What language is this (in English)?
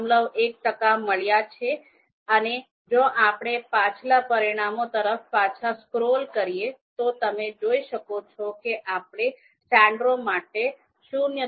Gujarati